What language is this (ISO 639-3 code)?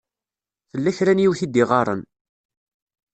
kab